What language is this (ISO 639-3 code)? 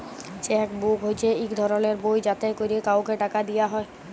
ben